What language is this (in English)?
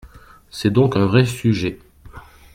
French